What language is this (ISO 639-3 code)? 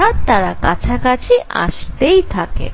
ben